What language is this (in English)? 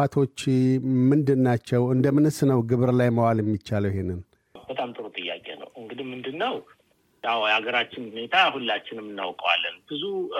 Amharic